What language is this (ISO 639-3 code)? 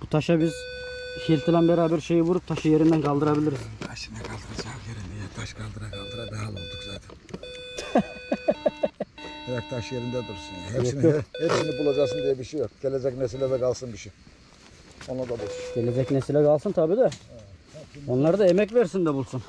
tur